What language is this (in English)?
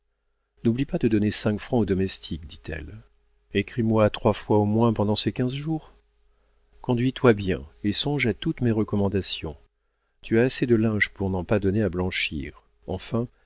French